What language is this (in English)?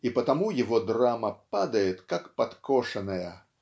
Russian